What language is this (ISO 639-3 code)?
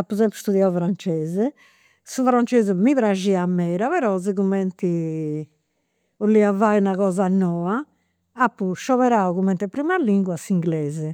sro